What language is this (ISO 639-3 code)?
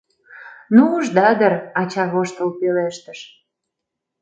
chm